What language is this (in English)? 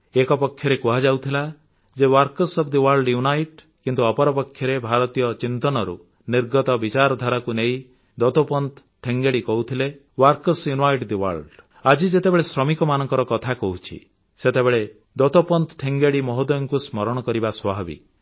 Odia